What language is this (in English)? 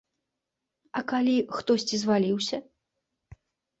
Belarusian